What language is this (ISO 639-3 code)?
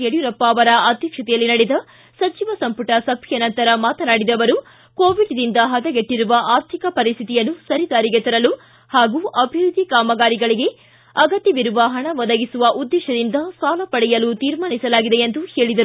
kan